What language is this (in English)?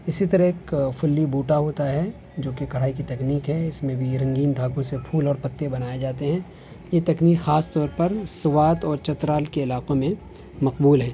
Urdu